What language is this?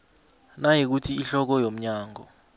South Ndebele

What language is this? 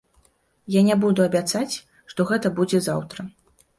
Belarusian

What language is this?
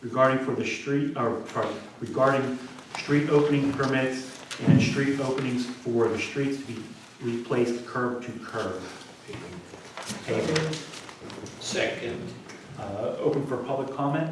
English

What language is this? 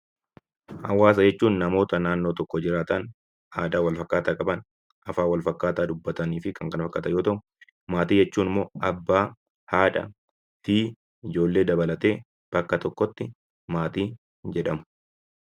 Oromo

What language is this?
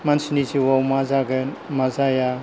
Bodo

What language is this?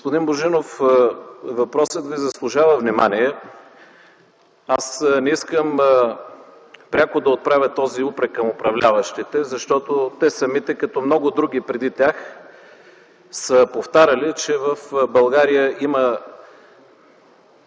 Bulgarian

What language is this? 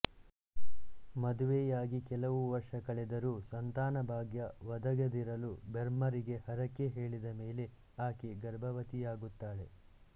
Kannada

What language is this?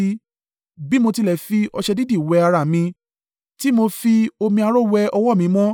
Yoruba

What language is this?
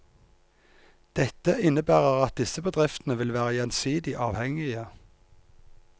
Norwegian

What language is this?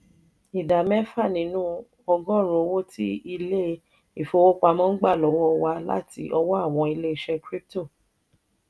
Yoruba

